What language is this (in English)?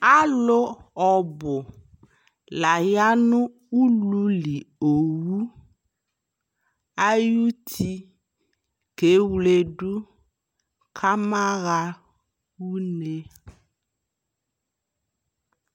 Ikposo